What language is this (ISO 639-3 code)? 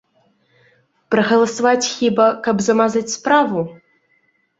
bel